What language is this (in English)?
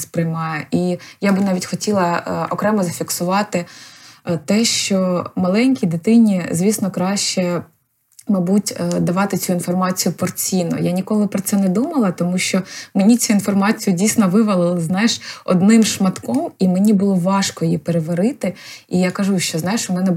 Ukrainian